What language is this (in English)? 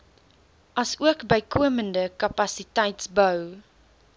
Afrikaans